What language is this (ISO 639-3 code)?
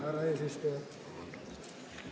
est